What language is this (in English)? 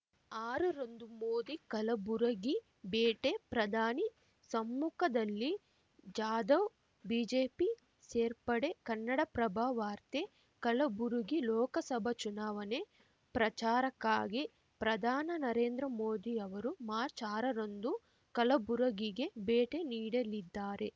Kannada